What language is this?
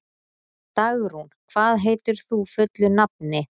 Icelandic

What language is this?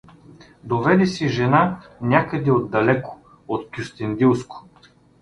Bulgarian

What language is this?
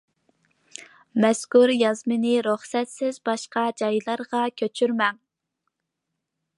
Uyghur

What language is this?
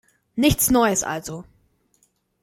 German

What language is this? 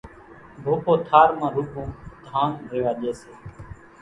Kachi Koli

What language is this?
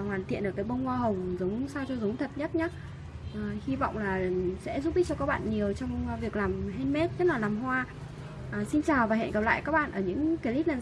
Vietnamese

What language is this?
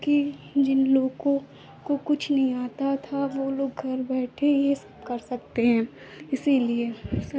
Hindi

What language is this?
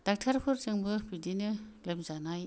Bodo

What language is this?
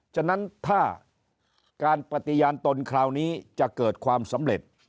Thai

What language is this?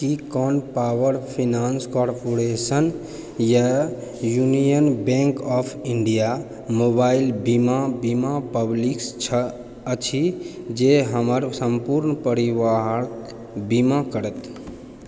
Maithili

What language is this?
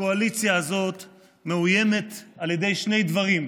Hebrew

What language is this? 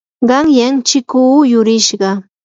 Yanahuanca Pasco Quechua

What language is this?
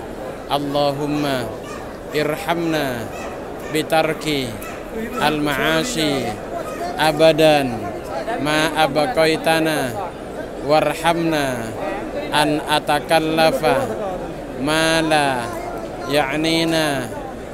Indonesian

